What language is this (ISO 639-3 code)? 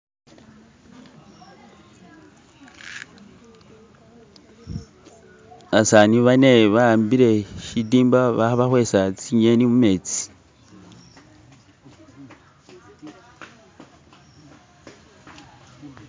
myx